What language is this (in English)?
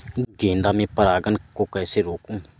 Hindi